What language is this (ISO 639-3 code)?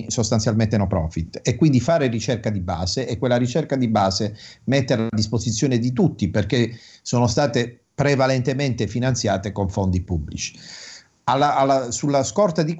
ita